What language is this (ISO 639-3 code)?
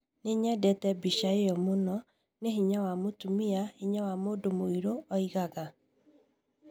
kik